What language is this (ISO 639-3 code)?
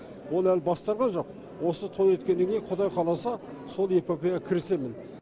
kaz